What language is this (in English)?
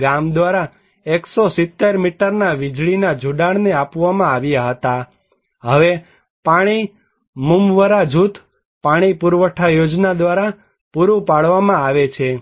Gujarati